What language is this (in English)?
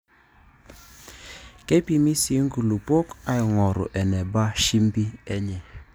Masai